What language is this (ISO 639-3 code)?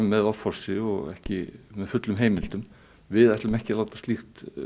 isl